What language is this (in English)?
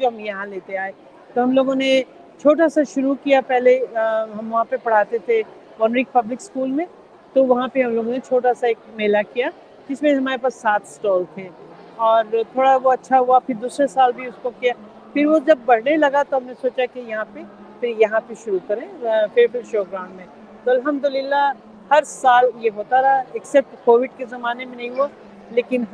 Urdu